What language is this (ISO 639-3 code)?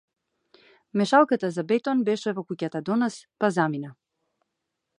mkd